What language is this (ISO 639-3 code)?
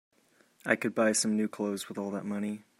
eng